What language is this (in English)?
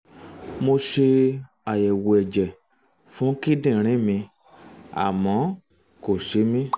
Yoruba